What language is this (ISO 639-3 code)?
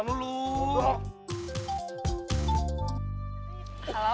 ind